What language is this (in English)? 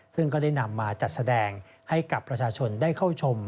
Thai